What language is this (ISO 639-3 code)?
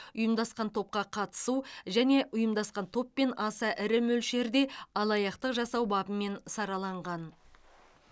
kaz